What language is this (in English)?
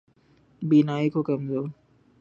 Urdu